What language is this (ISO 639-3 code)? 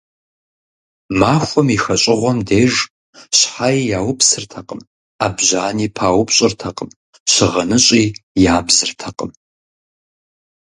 kbd